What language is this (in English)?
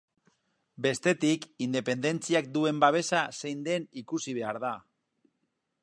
Basque